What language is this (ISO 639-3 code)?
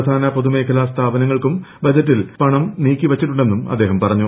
mal